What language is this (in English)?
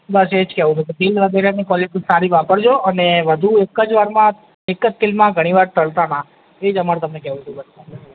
Gujarati